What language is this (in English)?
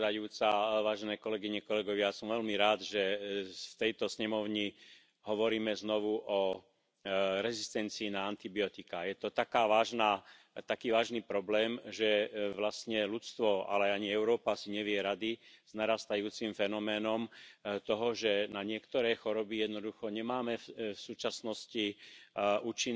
Spanish